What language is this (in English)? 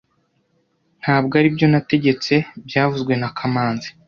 Kinyarwanda